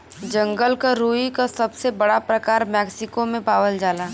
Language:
Bhojpuri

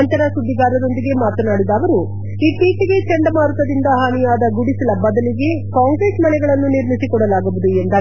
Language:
Kannada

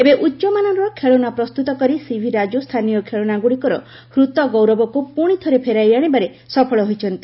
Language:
Odia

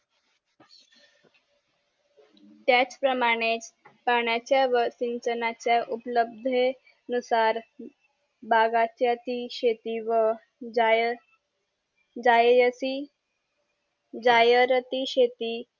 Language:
Marathi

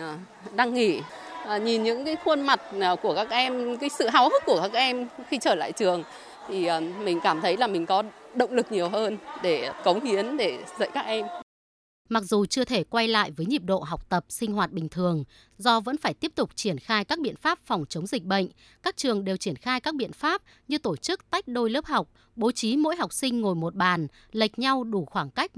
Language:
Vietnamese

